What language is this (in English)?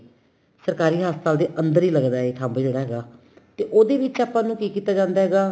Punjabi